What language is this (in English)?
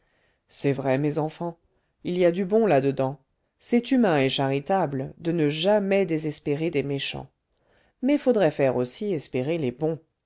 French